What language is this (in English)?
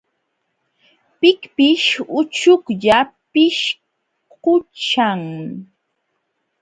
Jauja Wanca Quechua